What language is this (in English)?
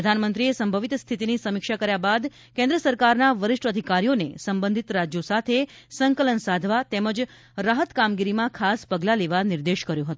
Gujarati